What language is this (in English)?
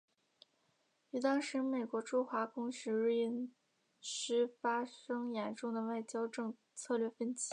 Chinese